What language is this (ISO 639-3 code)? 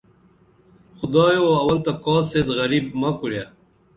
dml